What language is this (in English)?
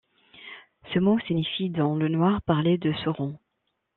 French